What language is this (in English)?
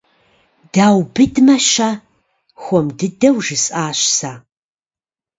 Kabardian